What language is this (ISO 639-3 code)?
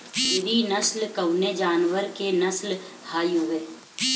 bho